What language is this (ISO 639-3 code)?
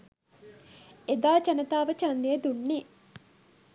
sin